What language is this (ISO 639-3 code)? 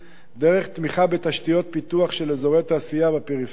heb